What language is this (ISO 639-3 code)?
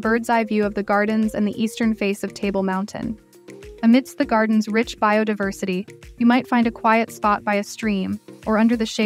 eng